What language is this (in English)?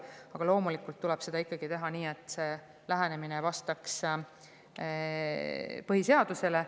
Estonian